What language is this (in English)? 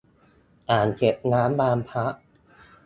Thai